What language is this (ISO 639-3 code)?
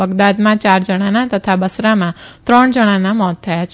guj